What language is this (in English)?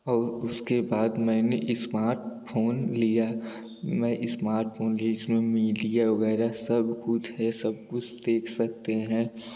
Hindi